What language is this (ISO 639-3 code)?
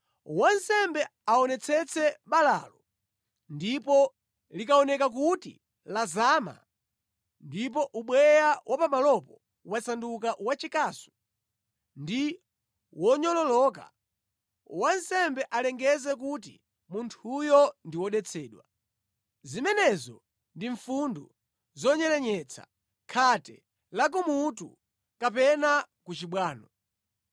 nya